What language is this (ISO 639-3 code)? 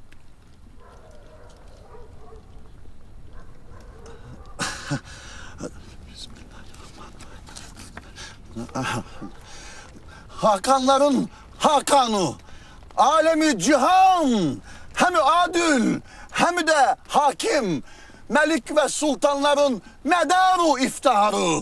tur